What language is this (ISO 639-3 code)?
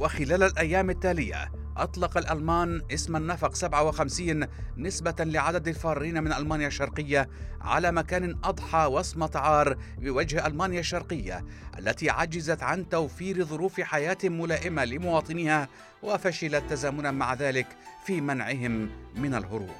ara